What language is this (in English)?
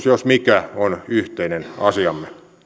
Finnish